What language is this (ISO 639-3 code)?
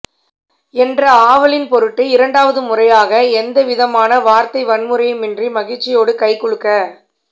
tam